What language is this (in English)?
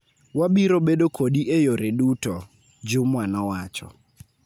Luo (Kenya and Tanzania)